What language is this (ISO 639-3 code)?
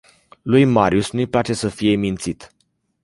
ron